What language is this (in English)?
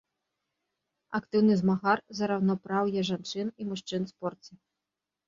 Belarusian